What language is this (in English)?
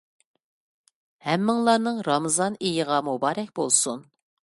Uyghur